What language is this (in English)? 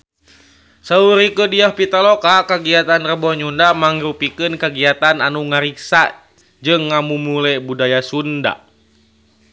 Sundanese